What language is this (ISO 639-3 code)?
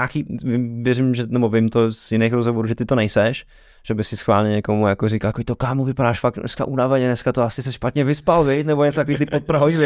ces